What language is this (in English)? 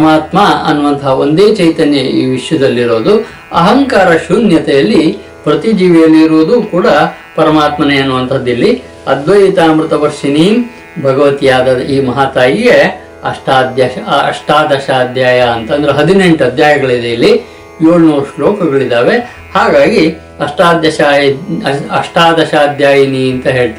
Kannada